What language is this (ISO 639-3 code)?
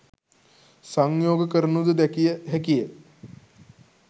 sin